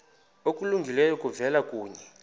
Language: Xhosa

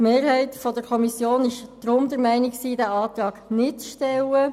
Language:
Swiss German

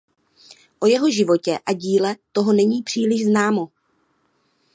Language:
Czech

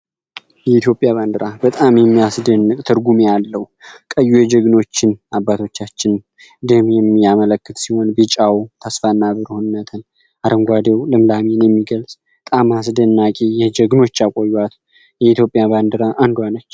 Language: Amharic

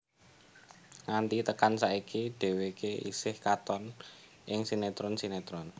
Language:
Javanese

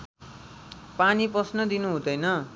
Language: Nepali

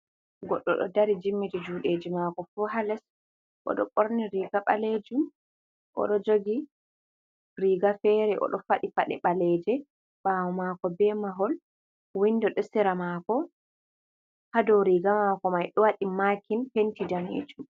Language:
Fula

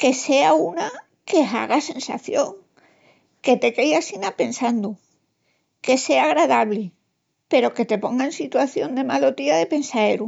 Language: Extremaduran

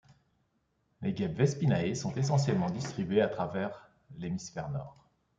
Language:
French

